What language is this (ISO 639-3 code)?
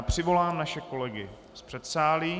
ces